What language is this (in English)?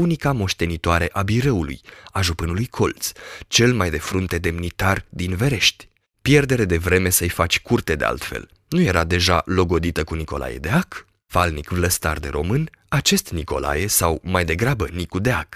Romanian